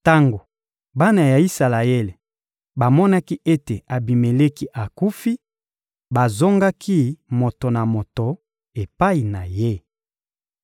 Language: Lingala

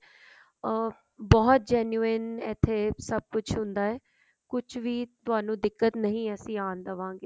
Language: Punjabi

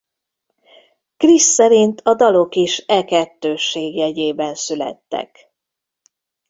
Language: Hungarian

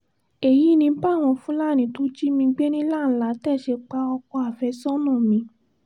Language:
Yoruba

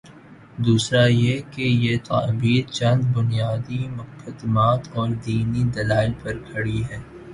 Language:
Urdu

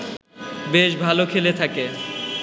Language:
Bangla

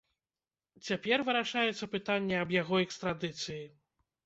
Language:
Belarusian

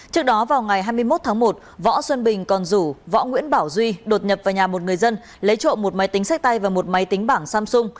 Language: Vietnamese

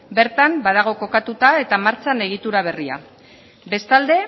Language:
Basque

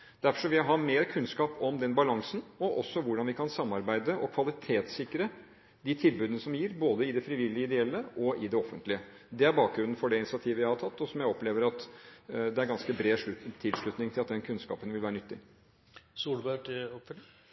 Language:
Norwegian Bokmål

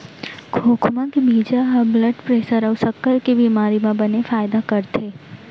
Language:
Chhattisgarhi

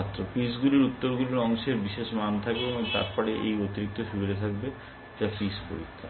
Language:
Bangla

